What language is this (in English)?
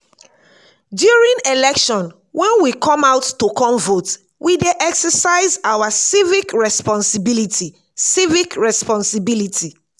Nigerian Pidgin